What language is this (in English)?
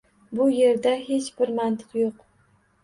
Uzbek